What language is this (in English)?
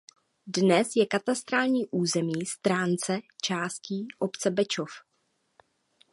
Czech